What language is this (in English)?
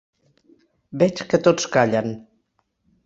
Catalan